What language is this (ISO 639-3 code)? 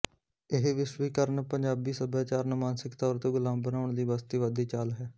pan